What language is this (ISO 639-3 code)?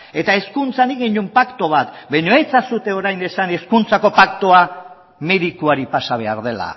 eus